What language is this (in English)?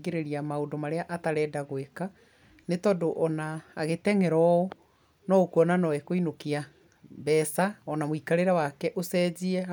Kikuyu